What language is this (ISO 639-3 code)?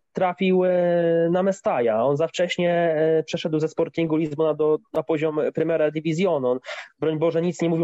pol